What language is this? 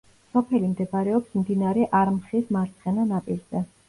Georgian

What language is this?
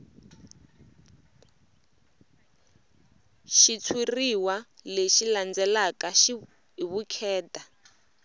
Tsonga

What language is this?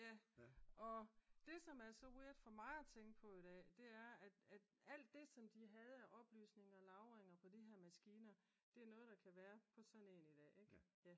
Danish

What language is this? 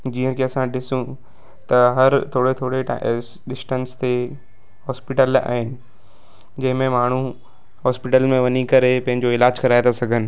Sindhi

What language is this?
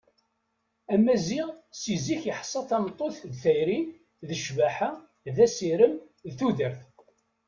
Kabyle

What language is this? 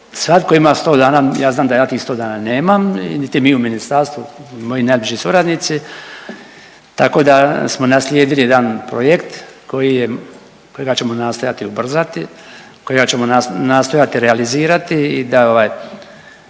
Croatian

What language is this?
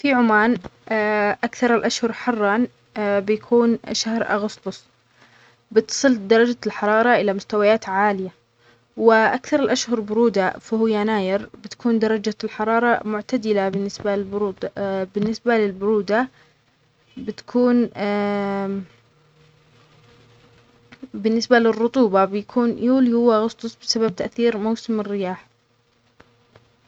Omani Arabic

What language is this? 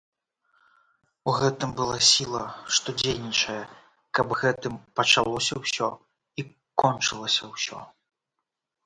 Belarusian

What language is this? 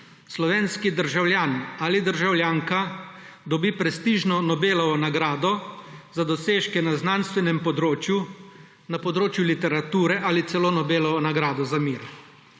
Slovenian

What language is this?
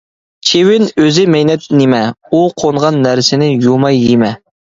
Uyghur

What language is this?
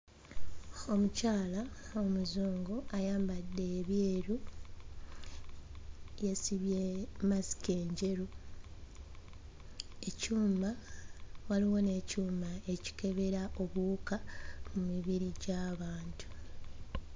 Ganda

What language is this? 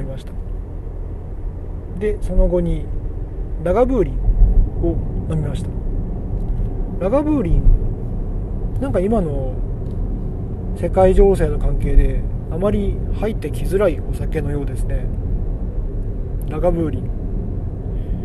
Japanese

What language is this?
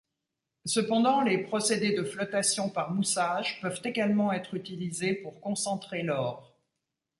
French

